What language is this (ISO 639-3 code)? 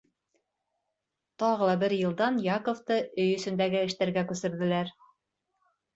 bak